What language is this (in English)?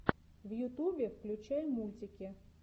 Russian